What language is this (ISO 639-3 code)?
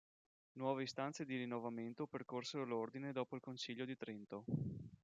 ita